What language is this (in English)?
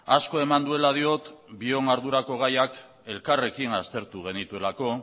Basque